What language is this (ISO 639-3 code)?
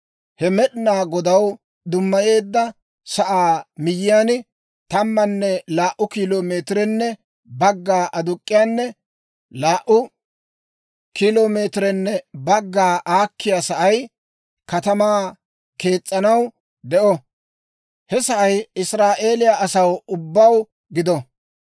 dwr